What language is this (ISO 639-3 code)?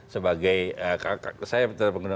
ind